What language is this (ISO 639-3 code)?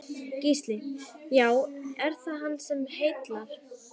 isl